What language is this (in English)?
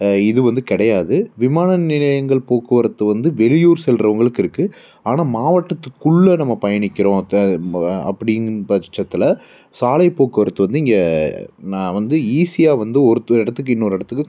Tamil